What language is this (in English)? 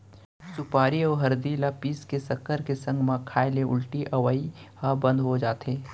Chhattisgarhi